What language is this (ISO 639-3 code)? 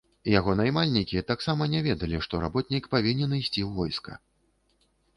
bel